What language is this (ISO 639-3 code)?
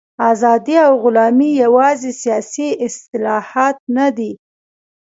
pus